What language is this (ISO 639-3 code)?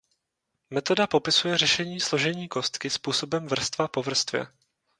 ces